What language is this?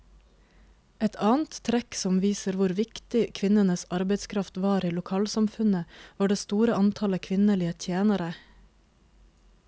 Norwegian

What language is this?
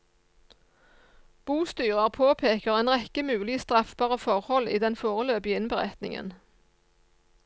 Norwegian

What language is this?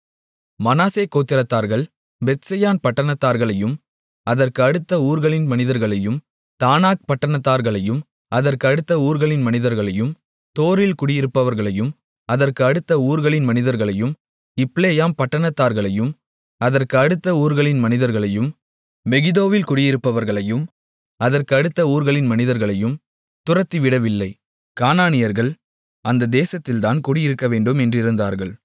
Tamil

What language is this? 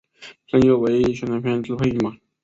Chinese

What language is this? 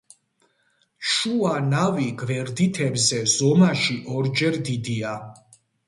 Georgian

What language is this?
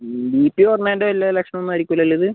Malayalam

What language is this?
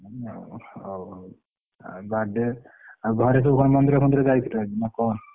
Odia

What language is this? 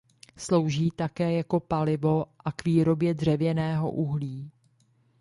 Czech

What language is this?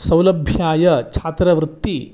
Sanskrit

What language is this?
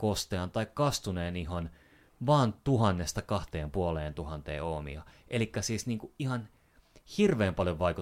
Finnish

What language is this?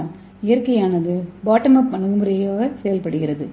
Tamil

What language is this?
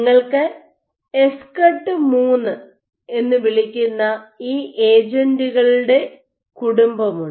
Malayalam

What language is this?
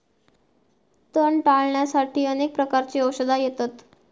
Marathi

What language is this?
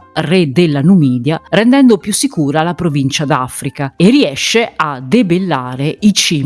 Italian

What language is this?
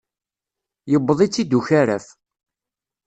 Kabyle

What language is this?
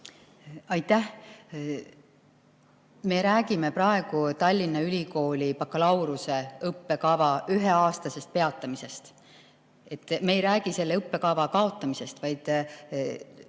Estonian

